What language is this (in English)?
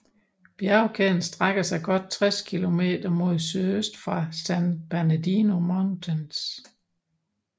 Danish